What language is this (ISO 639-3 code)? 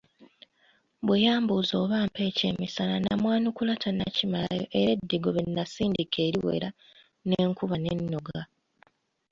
lug